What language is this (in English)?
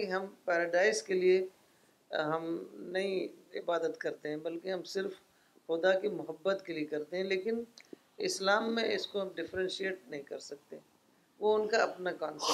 Urdu